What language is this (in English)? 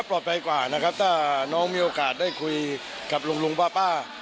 Thai